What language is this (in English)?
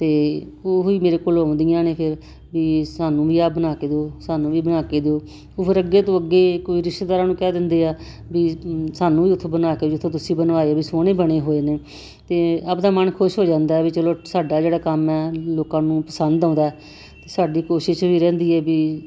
Punjabi